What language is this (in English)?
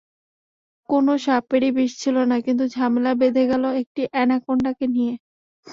Bangla